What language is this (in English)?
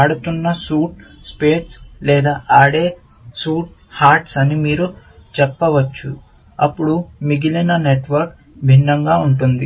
Telugu